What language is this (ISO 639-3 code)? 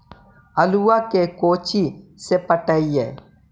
mag